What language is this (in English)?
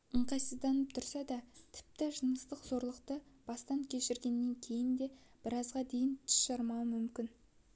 Kazakh